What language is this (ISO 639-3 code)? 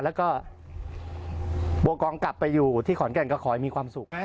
tha